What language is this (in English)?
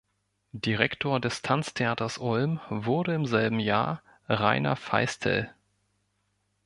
German